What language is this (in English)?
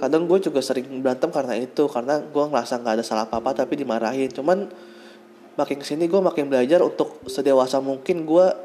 Indonesian